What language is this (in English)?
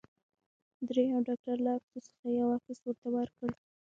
Pashto